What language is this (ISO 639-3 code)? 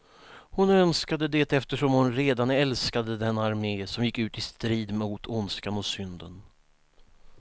swe